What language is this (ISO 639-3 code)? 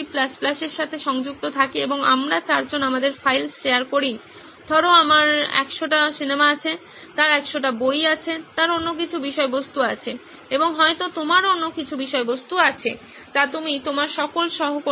ben